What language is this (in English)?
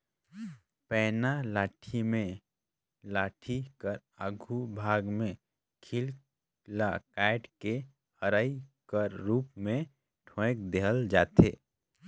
Chhattisgarhi